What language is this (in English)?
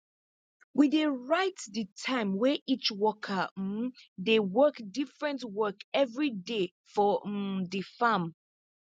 Nigerian Pidgin